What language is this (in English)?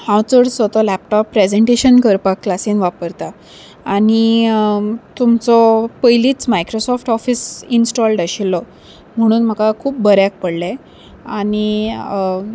Konkani